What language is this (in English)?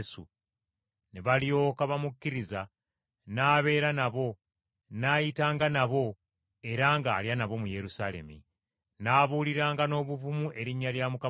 Ganda